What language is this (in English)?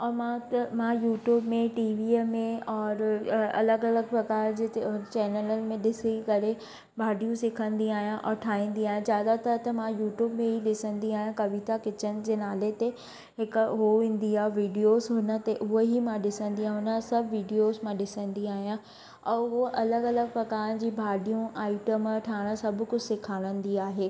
Sindhi